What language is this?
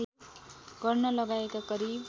Nepali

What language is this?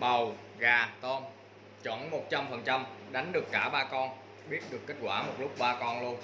Vietnamese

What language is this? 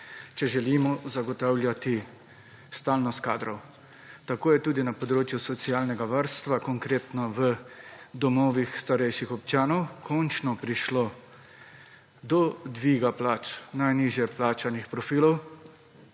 Slovenian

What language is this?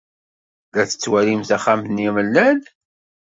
Kabyle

